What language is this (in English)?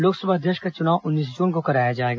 Hindi